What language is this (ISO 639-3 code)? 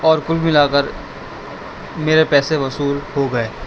urd